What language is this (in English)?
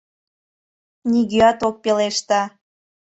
Mari